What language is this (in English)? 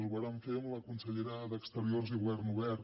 Catalan